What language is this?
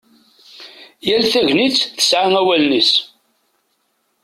Kabyle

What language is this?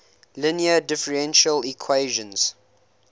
English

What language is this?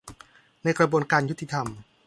Thai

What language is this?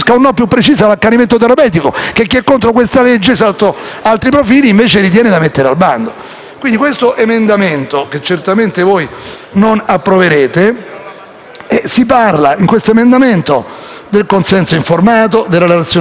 Italian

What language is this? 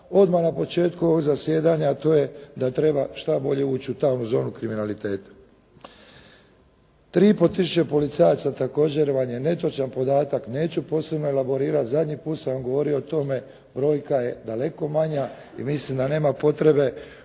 Croatian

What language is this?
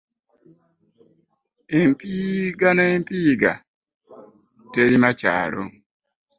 Ganda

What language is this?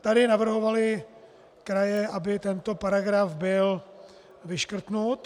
Czech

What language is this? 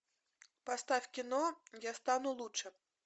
Russian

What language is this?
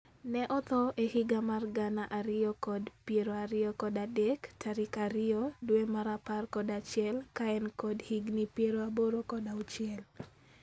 Luo (Kenya and Tanzania)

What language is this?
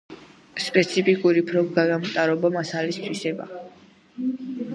Georgian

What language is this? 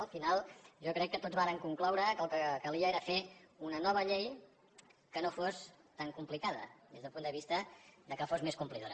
Catalan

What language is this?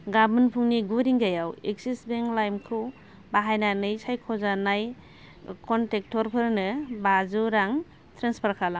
Bodo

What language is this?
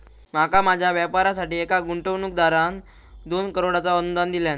Marathi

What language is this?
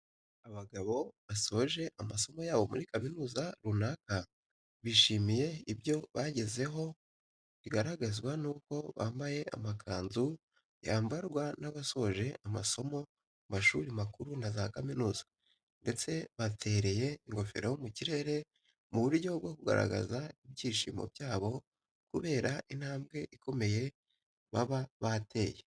Kinyarwanda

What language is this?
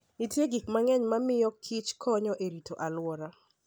Luo (Kenya and Tanzania)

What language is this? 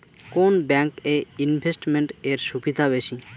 Bangla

